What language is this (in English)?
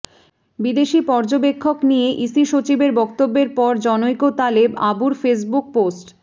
Bangla